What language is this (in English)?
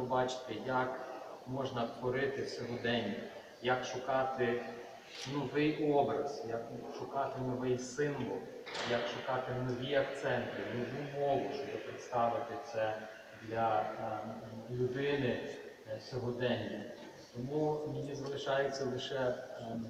Ukrainian